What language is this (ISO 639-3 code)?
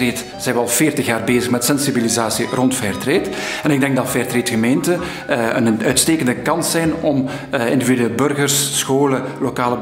nld